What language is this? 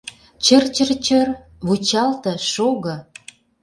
Mari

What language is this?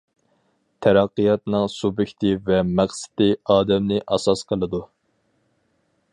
Uyghur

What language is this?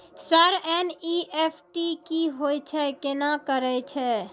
Maithili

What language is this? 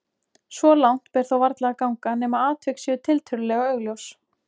Icelandic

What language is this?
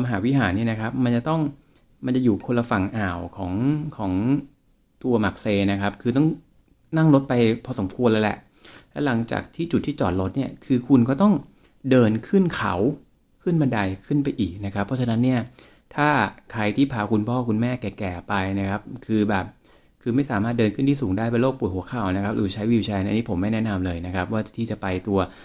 Thai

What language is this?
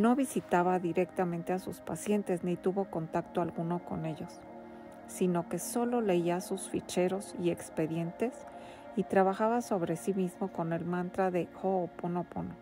Spanish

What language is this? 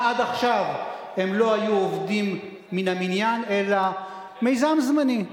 Hebrew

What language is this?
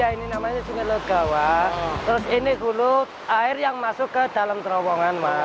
Indonesian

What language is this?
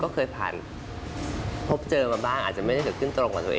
Thai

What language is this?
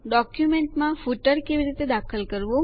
Gujarati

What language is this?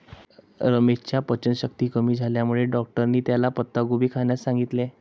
Marathi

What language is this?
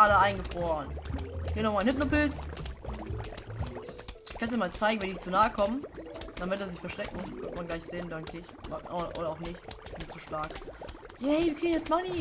German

